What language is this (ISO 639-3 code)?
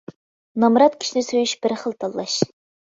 uig